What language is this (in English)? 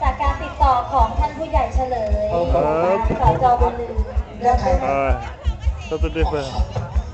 Thai